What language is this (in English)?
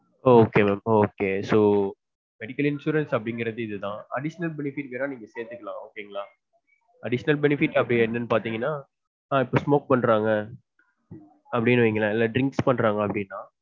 Tamil